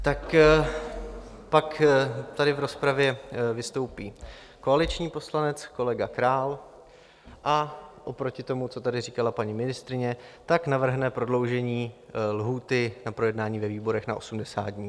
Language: Czech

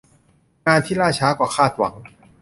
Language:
Thai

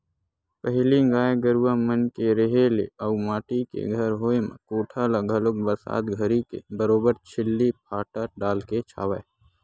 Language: Chhattisgarhi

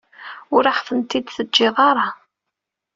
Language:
Kabyle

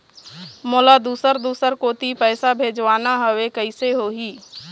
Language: Chhattisgarhi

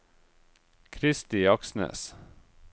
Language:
Norwegian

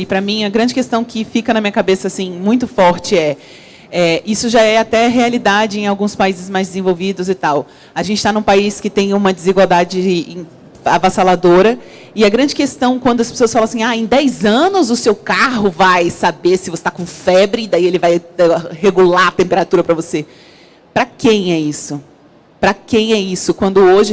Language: Portuguese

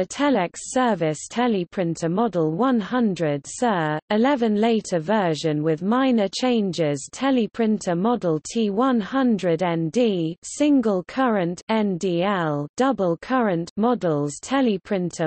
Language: English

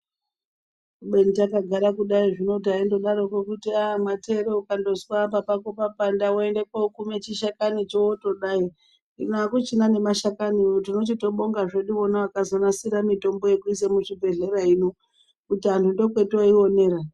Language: Ndau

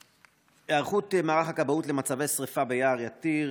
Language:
Hebrew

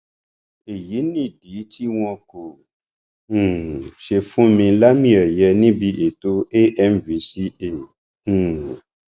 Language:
Yoruba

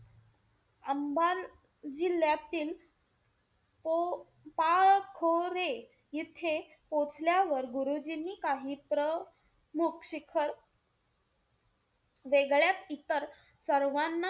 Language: Marathi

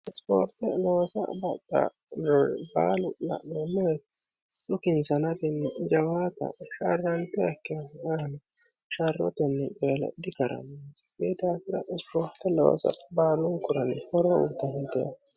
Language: Sidamo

